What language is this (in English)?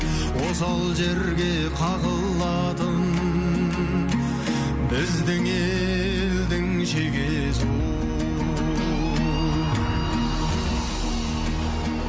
Kazakh